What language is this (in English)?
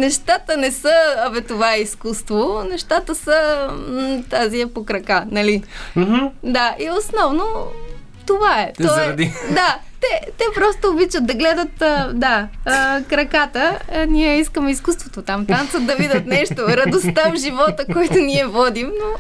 Bulgarian